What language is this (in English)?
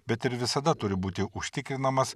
Lithuanian